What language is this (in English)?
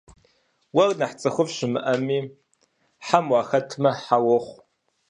Kabardian